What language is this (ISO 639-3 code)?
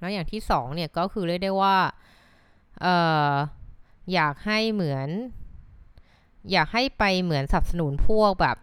tha